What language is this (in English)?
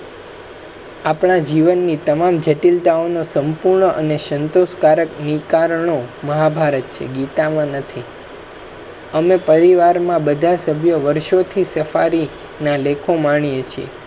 Gujarati